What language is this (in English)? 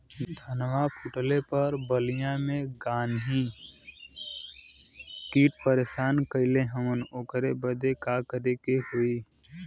Bhojpuri